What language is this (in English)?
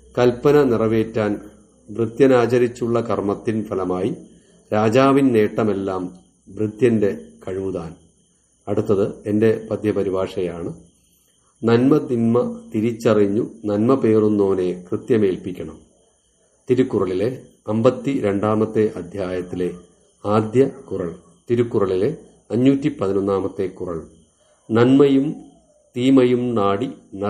Italian